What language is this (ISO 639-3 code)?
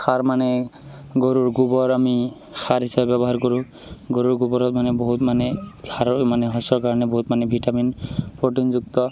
asm